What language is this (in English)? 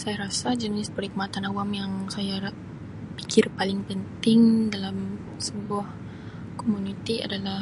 Sabah Malay